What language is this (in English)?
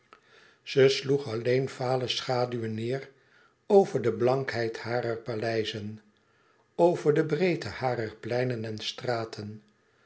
Dutch